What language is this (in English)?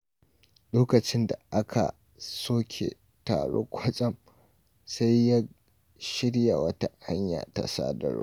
Hausa